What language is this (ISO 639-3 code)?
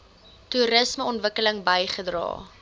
afr